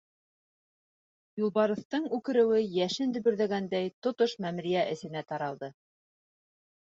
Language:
Bashkir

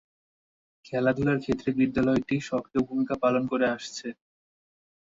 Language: Bangla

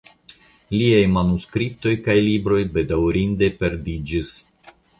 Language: Esperanto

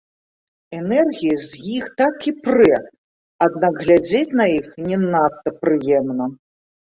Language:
Belarusian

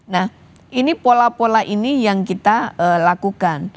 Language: Indonesian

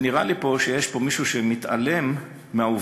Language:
Hebrew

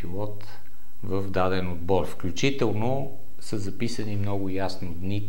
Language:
Bulgarian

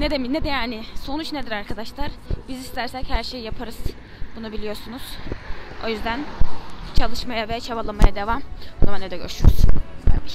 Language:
Turkish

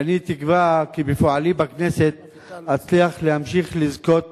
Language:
Hebrew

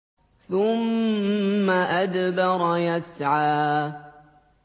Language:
Arabic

